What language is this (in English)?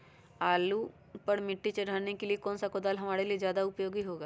Magahi